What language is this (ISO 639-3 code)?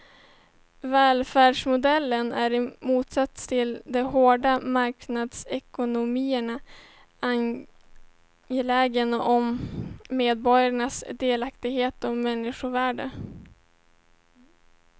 swe